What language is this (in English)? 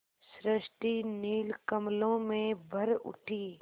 Hindi